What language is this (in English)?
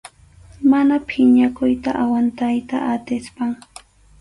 Arequipa-La Unión Quechua